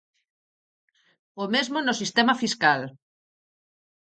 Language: Galician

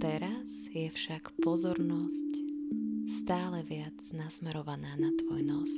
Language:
Slovak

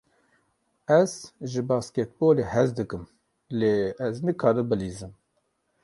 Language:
Kurdish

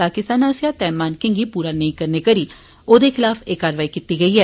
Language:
Dogri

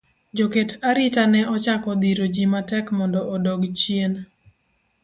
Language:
Luo (Kenya and Tanzania)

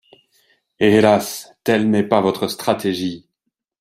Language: French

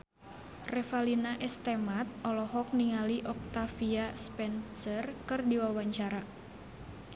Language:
Sundanese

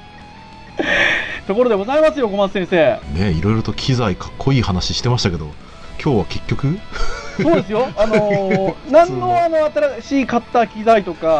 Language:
Japanese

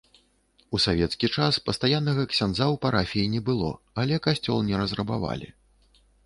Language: Belarusian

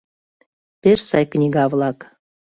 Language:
Mari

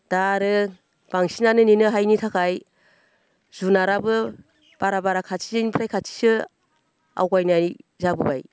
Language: Bodo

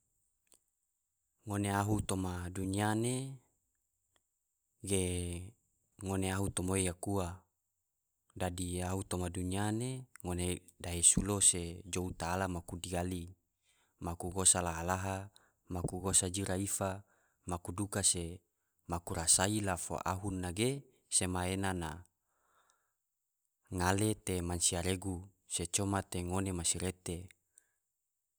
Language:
Tidore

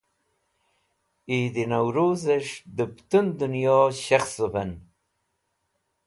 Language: Wakhi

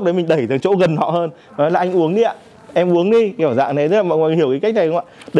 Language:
Vietnamese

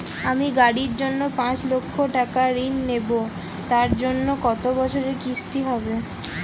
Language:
Bangla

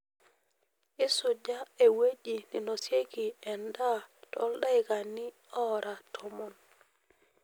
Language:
Masai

